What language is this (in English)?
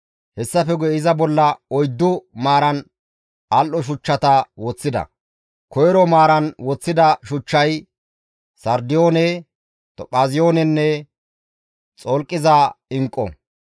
Gamo